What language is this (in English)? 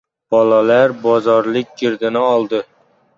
Uzbek